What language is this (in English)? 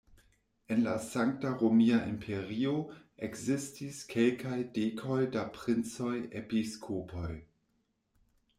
Esperanto